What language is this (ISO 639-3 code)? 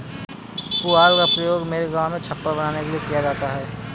hin